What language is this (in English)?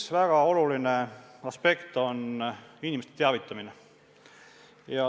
Estonian